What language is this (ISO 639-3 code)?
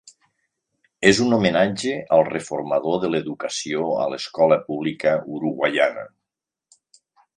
cat